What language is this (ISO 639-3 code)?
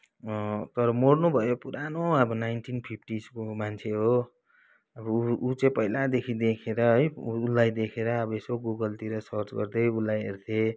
nep